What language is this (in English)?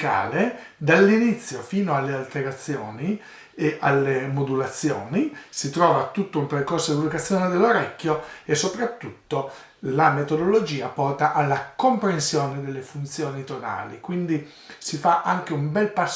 Italian